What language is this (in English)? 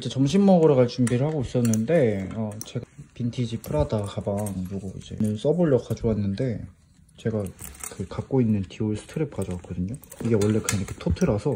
Korean